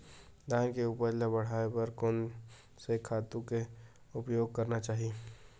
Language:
Chhattisgarhi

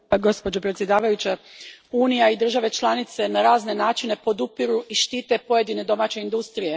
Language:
Croatian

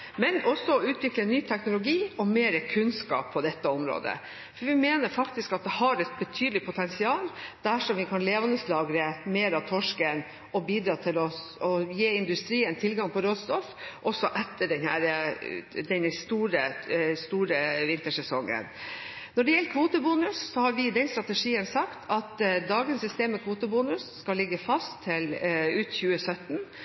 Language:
Norwegian Bokmål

